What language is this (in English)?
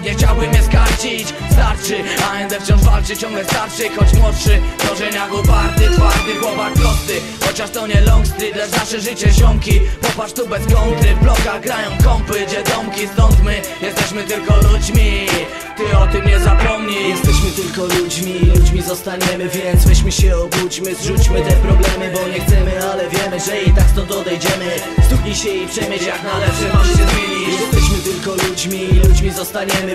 Polish